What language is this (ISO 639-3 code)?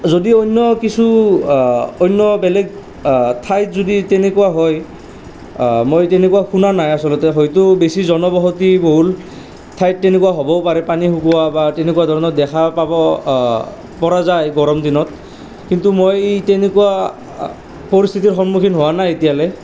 asm